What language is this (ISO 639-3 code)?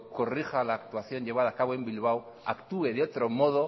spa